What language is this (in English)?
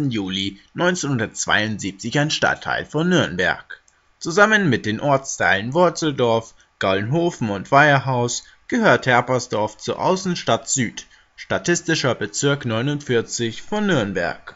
German